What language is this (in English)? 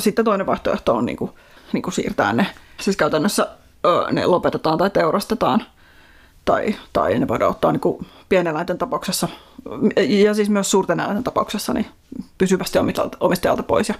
Finnish